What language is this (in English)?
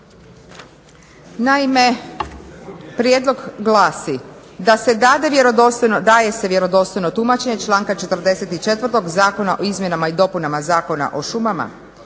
Croatian